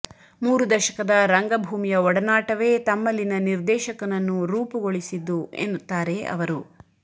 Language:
Kannada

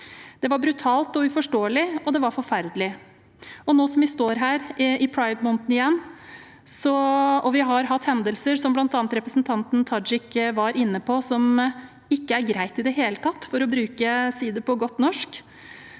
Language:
Norwegian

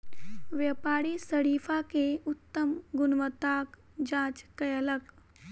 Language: Maithili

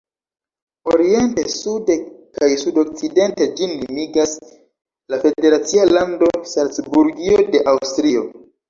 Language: Esperanto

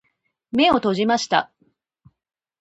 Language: Japanese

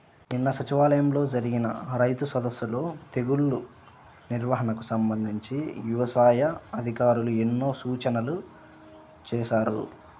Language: Telugu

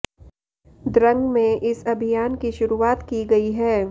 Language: Hindi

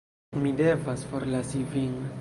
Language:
Esperanto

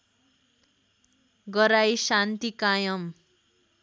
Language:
Nepali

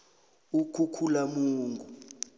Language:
South Ndebele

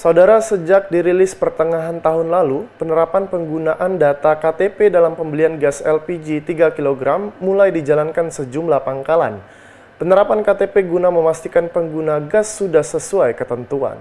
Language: Indonesian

